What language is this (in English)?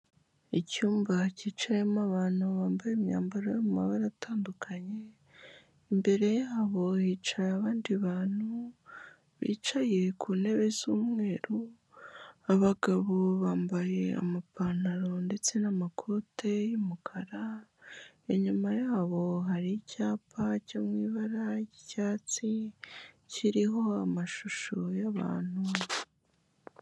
Kinyarwanda